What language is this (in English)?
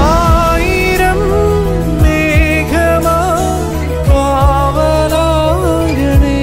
Thai